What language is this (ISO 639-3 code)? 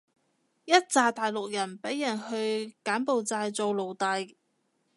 yue